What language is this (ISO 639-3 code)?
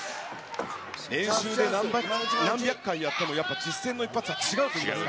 jpn